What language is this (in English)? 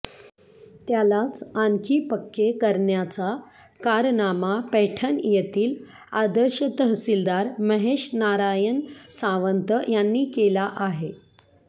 Marathi